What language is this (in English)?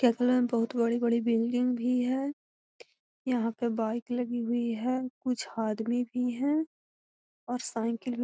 Magahi